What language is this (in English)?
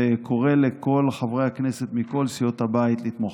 Hebrew